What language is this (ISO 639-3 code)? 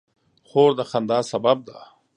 pus